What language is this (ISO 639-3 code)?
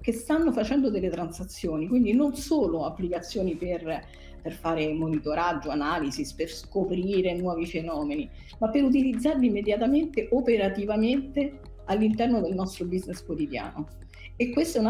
ita